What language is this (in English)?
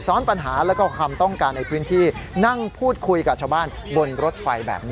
Thai